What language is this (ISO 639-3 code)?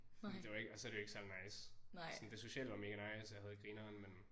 dan